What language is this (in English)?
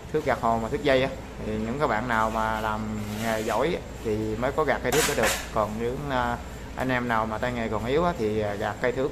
Vietnamese